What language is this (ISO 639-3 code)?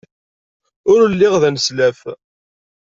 kab